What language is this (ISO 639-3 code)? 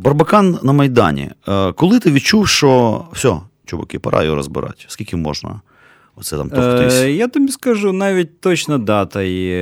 ukr